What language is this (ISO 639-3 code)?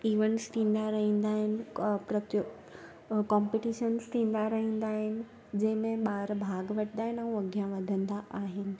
snd